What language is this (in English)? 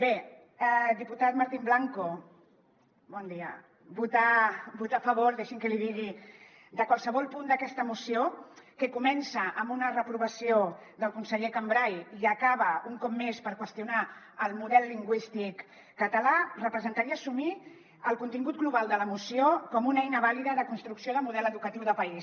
Catalan